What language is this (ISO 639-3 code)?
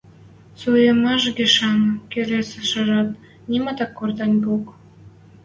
mrj